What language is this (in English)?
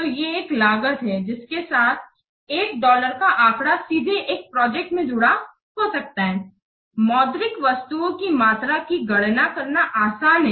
Hindi